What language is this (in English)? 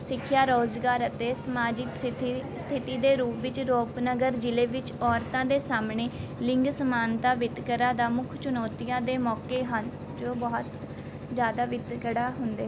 Punjabi